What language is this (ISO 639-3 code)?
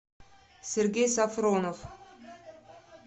rus